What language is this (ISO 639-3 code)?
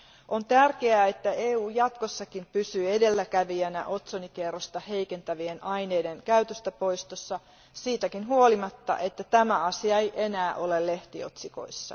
fin